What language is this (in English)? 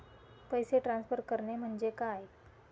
Marathi